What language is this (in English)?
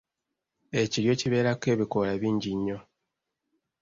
Ganda